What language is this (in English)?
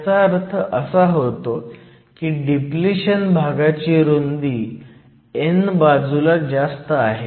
Marathi